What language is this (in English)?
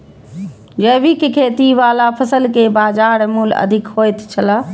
Maithili